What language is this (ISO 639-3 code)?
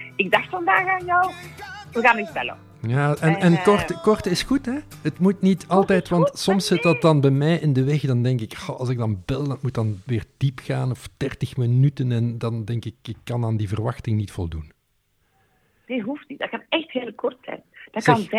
nld